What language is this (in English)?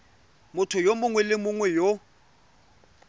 Tswana